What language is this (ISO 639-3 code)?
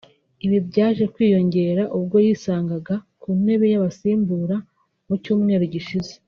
kin